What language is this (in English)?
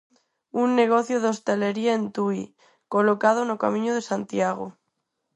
Galician